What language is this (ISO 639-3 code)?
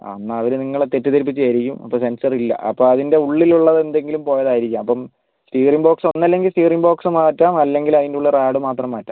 mal